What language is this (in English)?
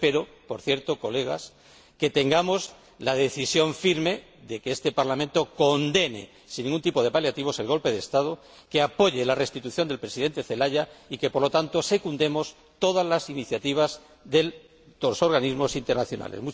Spanish